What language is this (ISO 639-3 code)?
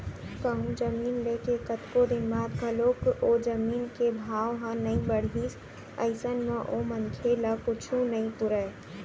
hne